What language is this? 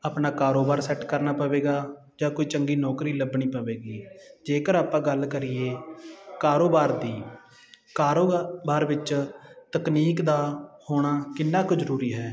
Punjabi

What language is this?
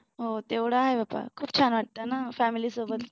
Marathi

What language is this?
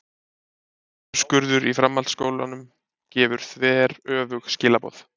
Icelandic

